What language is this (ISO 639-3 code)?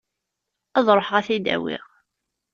kab